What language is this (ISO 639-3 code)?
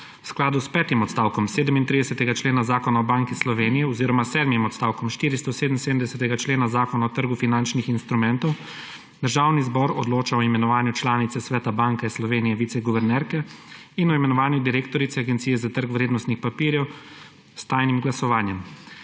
slv